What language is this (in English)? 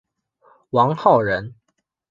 Chinese